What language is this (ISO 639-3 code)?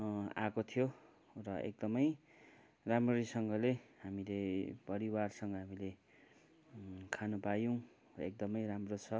nep